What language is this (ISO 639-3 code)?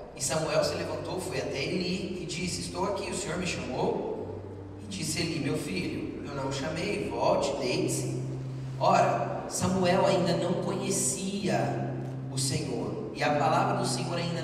por